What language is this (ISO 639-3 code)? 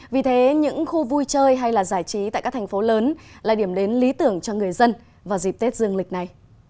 vie